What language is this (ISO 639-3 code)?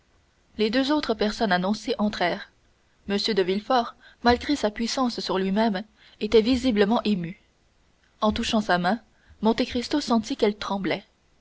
fra